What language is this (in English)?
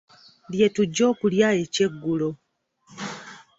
Ganda